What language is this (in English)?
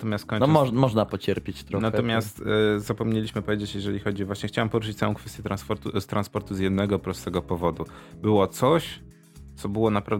Polish